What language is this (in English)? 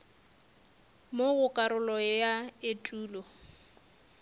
Northern Sotho